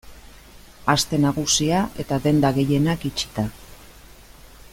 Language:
Basque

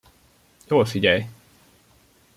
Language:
Hungarian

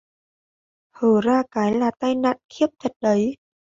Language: Vietnamese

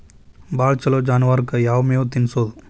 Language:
Kannada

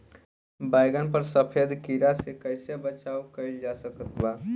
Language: Bhojpuri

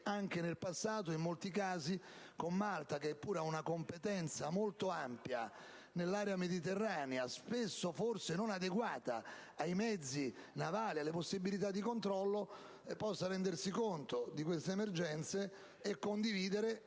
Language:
Italian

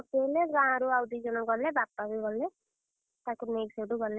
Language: Odia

